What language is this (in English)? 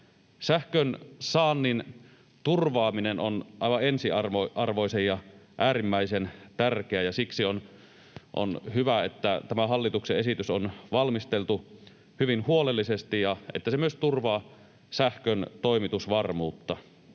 Finnish